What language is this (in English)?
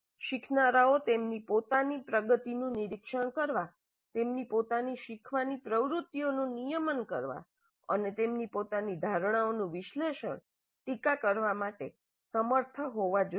Gujarati